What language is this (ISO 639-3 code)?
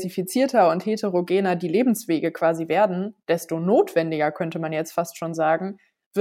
deu